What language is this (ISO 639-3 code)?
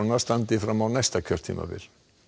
isl